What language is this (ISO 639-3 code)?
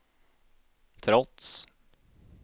swe